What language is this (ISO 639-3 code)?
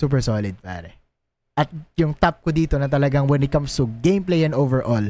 fil